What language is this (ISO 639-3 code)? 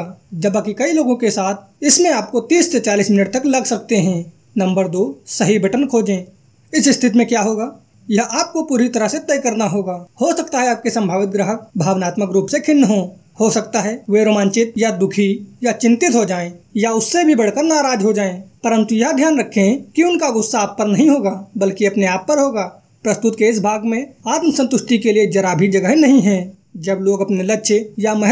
hin